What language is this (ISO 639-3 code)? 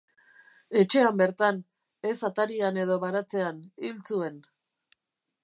eus